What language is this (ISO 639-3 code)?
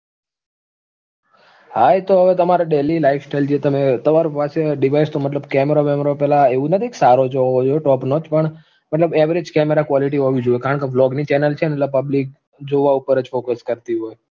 guj